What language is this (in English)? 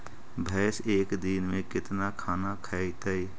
Magahi